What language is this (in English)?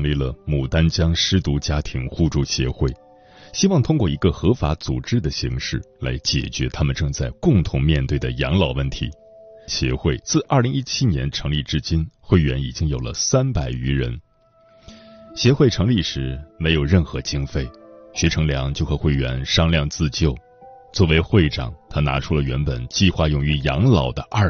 Chinese